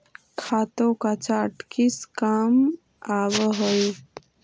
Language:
Magahi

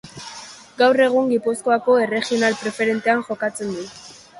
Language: Basque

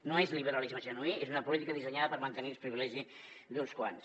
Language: Catalan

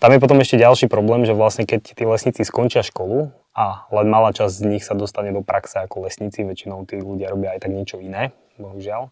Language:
Slovak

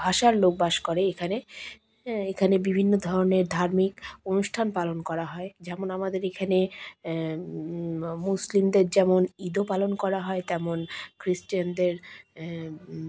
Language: Bangla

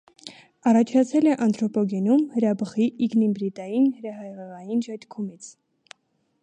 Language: Armenian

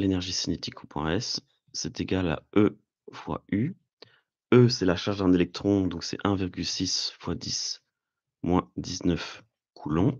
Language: French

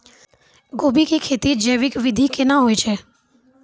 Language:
Maithili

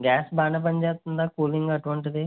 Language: Telugu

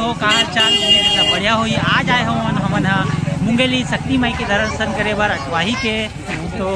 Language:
Hindi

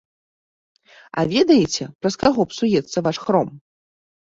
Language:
Belarusian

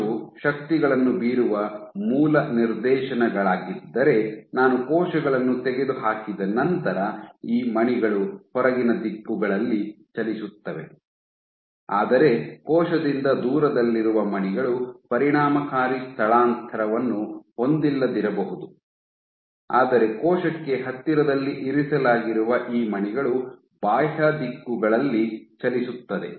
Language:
Kannada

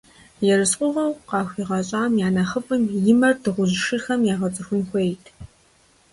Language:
Kabardian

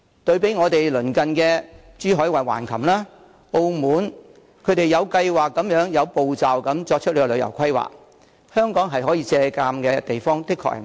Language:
Cantonese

